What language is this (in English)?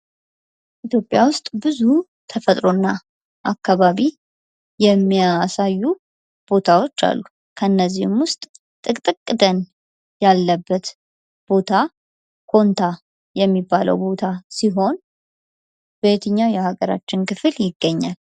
Amharic